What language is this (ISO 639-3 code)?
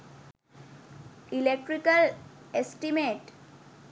sin